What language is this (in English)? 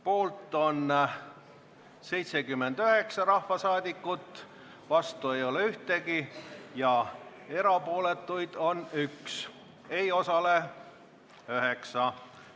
Estonian